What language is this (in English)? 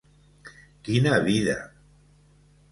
Catalan